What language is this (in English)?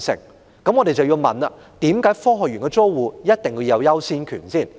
Cantonese